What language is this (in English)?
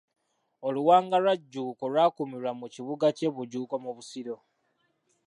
Ganda